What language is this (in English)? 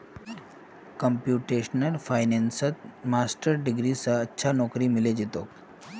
Magahi